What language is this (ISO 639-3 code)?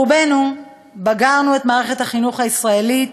heb